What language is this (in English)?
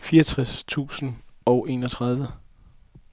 Danish